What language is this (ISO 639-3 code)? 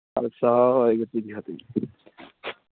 pan